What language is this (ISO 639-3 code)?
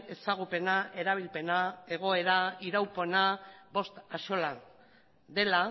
eus